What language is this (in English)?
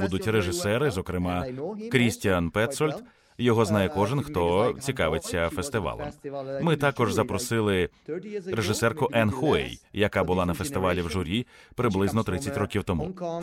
Ukrainian